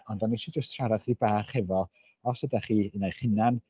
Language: Welsh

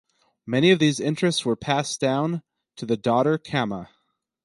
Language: English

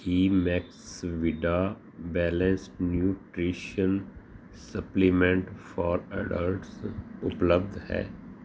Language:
Punjabi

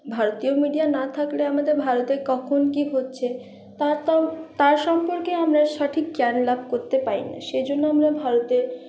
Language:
Bangla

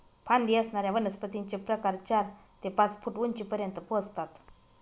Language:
Marathi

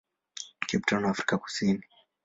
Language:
Swahili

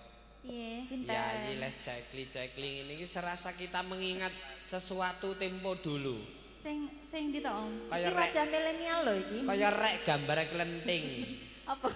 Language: Indonesian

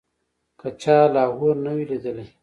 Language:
Pashto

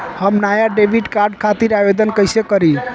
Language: Bhojpuri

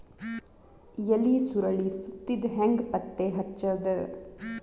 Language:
Kannada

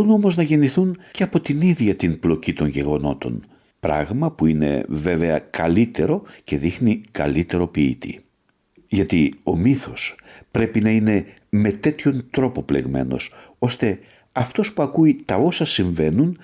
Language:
Greek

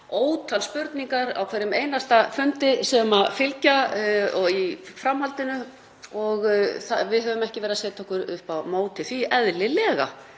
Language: Icelandic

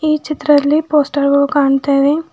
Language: Kannada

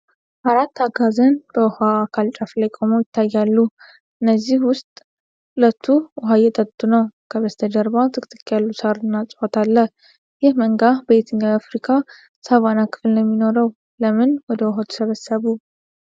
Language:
Amharic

